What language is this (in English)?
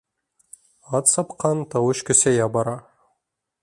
Bashkir